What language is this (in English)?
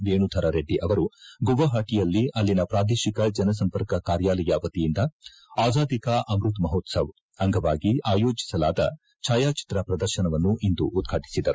Kannada